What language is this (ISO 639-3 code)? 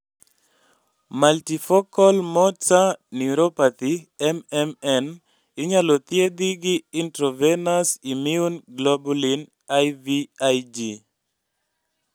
luo